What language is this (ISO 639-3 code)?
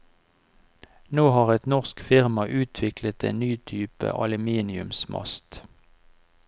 nor